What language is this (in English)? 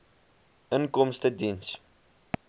Afrikaans